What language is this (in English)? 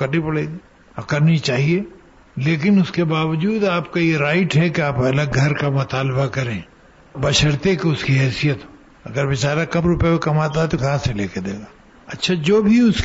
Urdu